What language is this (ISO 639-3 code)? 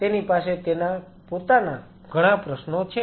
guj